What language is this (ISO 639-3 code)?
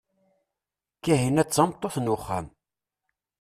kab